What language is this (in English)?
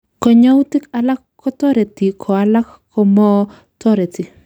Kalenjin